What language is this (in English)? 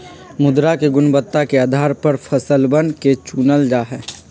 Magahi